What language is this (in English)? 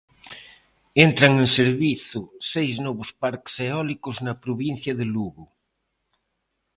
Galician